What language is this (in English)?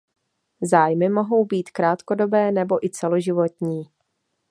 Czech